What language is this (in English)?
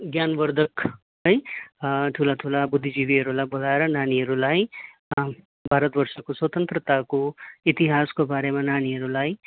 Nepali